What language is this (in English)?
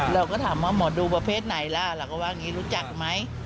Thai